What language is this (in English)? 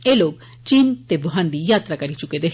Dogri